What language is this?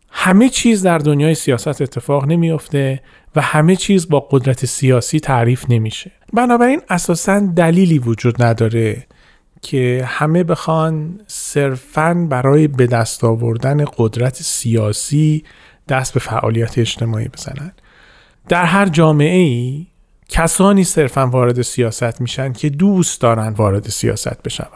Persian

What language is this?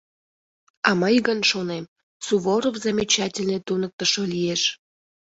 Mari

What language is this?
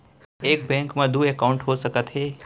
Chhattisgarhi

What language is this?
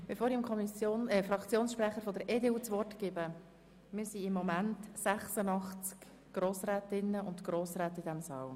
Swiss German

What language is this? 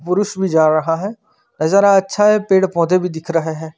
Hindi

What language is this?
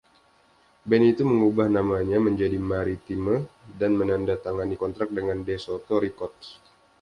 Indonesian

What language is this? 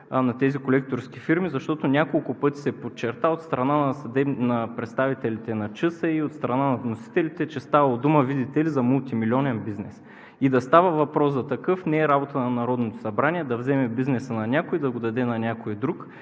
Bulgarian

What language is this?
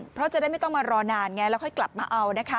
Thai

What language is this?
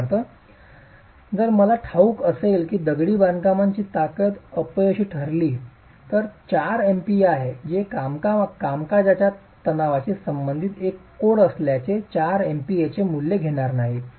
Marathi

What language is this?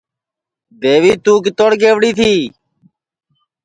Sansi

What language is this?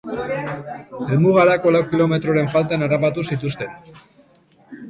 Basque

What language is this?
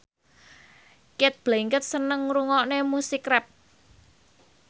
Javanese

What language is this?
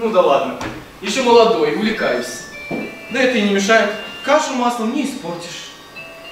Russian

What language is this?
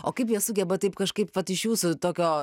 Lithuanian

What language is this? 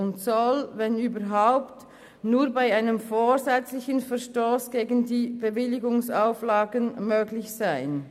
Swiss German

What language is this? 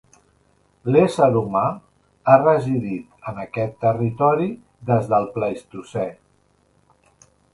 Catalan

